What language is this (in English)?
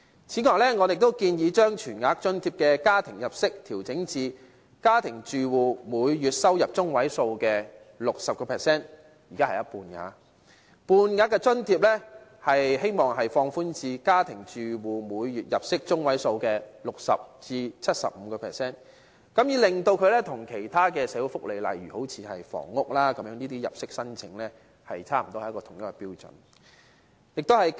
Cantonese